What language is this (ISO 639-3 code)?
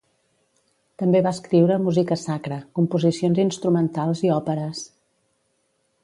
cat